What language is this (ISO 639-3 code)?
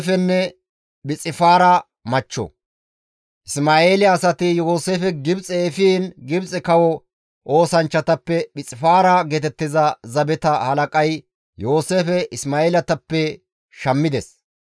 gmv